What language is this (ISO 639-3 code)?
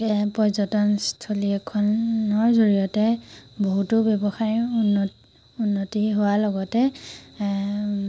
asm